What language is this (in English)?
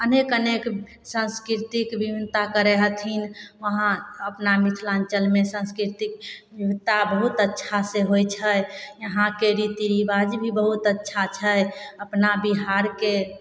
Maithili